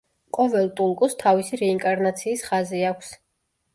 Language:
Georgian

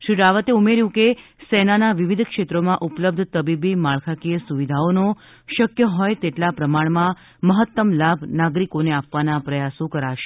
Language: Gujarati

